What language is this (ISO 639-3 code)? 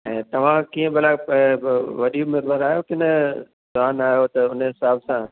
snd